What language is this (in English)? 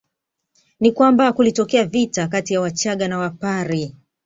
Swahili